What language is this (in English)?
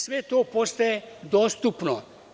Serbian